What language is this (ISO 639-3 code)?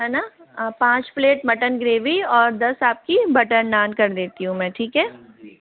hin